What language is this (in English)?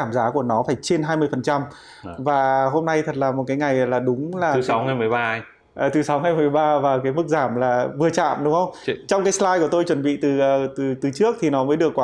Vietnamese